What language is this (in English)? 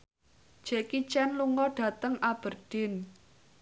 Javanese